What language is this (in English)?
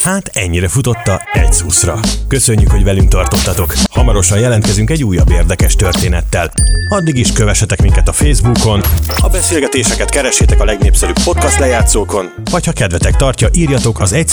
Hungarian